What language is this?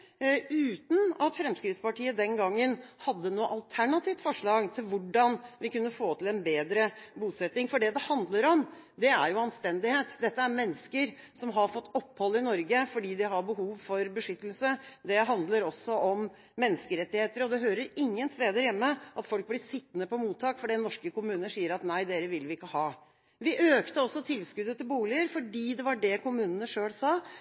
Norwegian Bokmål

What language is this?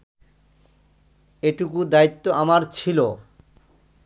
Bangla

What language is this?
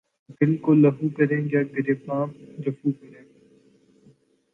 Urdu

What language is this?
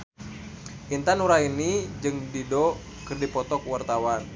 Sundanese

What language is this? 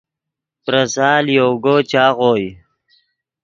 Yidgha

